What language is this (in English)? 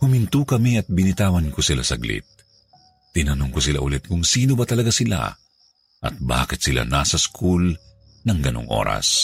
Filipino